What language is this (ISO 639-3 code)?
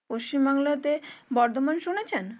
ben